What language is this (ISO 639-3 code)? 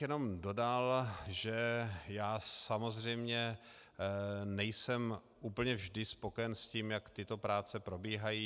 ces